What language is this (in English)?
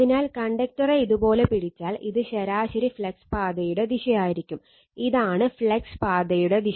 Malayalam